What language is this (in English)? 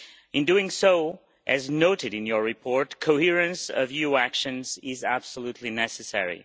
English